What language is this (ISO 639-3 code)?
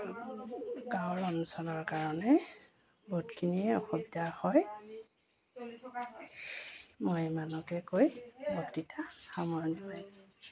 asm